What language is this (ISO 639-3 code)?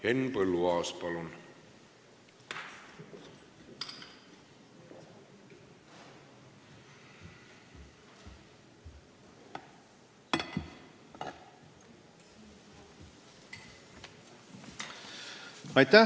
est